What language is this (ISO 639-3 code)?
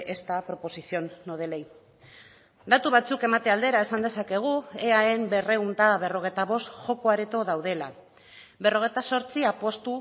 eus